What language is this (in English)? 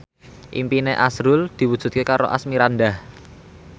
Javanese